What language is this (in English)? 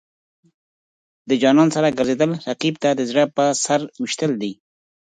Pashto